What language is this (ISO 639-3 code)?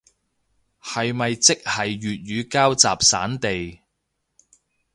yue